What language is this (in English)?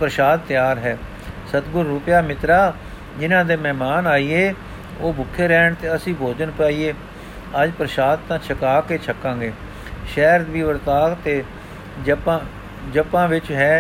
Punjabi